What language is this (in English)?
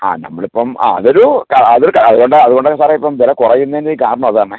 Malayalam